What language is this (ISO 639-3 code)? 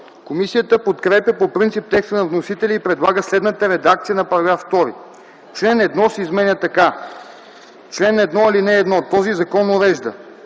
bul